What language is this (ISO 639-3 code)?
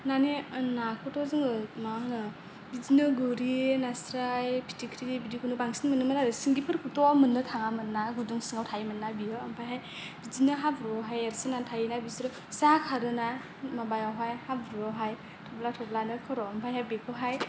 brx